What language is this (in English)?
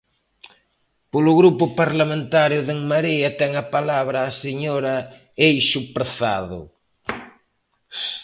Galician